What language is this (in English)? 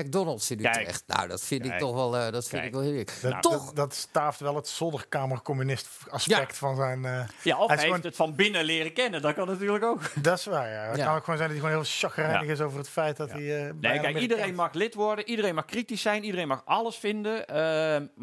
Dutch